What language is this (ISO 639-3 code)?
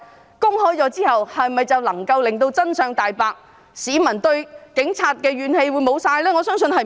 yue